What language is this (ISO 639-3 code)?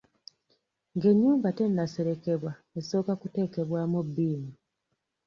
lug